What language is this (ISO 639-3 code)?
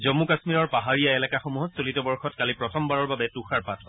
asm